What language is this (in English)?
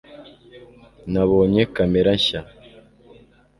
Kinyarwanda